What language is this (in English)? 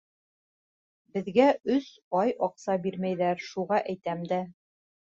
Bashkir